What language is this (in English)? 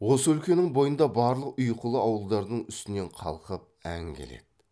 Kazakh